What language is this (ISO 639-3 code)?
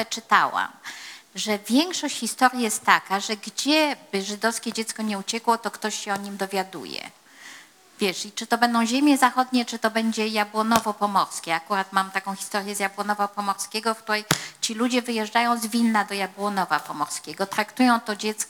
pol